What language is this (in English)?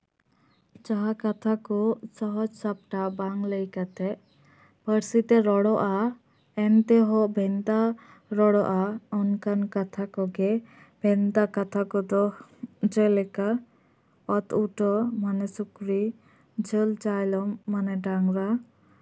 Santali